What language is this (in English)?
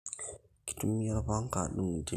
Masai